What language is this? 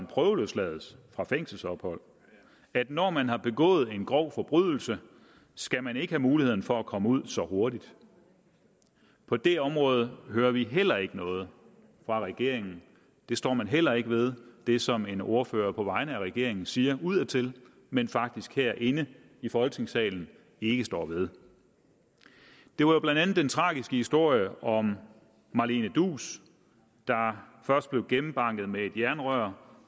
Danish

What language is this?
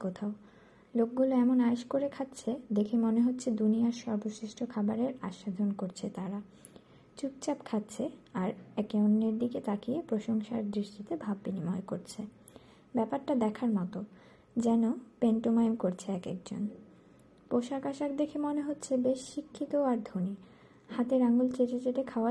Bangla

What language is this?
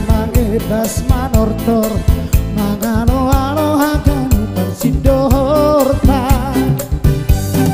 Indonesian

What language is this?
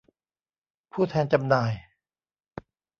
Thai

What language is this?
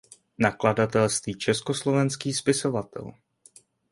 Czech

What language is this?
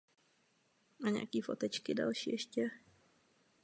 Czech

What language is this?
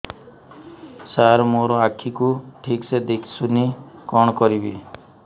Odia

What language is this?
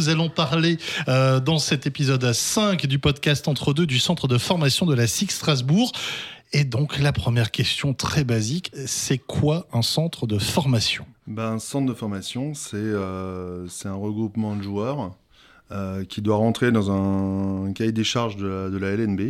French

